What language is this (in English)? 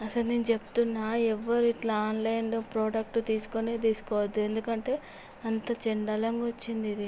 Telugu